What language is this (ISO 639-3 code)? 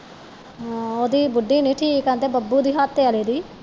pan